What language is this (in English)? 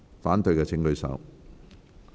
Cantonese